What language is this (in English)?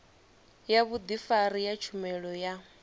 Venda